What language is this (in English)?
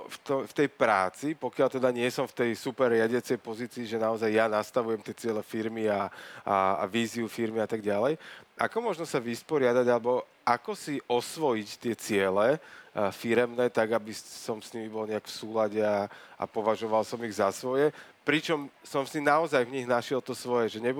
Slovak